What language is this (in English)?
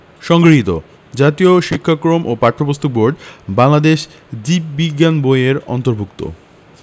Bangla